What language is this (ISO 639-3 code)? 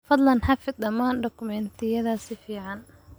som